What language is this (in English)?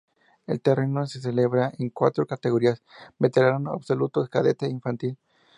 Spanish